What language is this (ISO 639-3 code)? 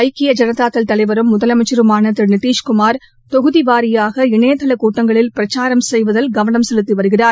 tam